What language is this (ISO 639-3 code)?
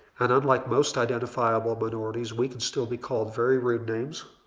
eng